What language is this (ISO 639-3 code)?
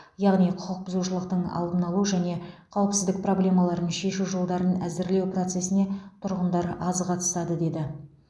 kaz